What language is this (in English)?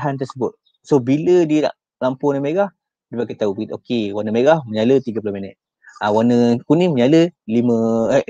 Malay